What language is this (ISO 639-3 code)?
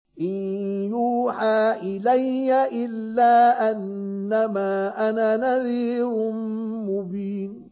ara